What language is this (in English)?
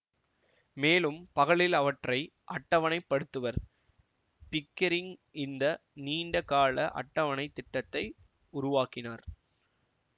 Tamil